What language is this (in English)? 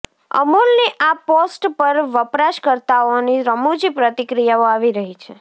Gujarati